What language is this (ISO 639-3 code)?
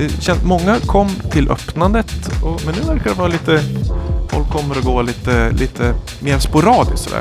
swe